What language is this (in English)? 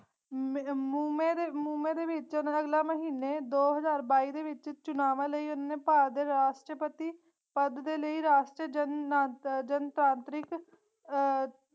Punjabi